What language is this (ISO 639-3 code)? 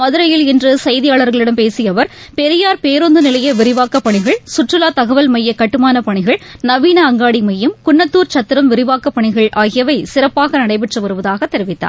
tam